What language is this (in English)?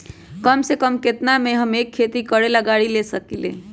Magahi